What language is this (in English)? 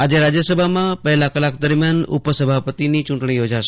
Gujarati